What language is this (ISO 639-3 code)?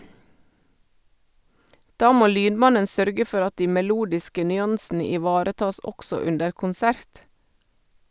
nor